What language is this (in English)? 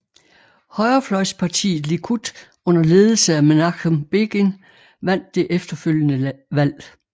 Danish